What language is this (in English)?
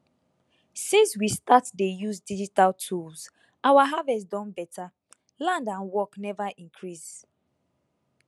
Nigerian Pidgin